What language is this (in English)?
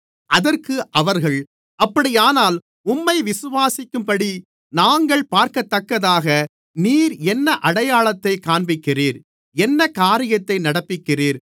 Tamil